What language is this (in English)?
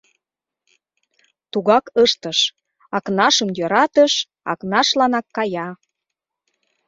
Mari